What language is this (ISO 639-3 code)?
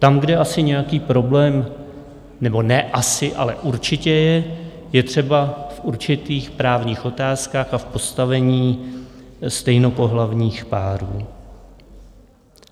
ces